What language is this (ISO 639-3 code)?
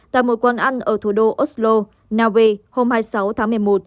vie